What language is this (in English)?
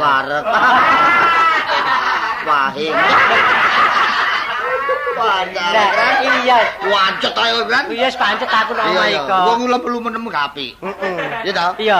Indonesian